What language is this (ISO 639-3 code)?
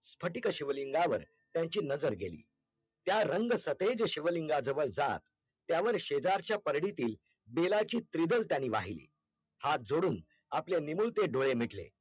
mar